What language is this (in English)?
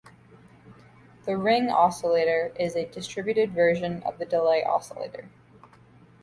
English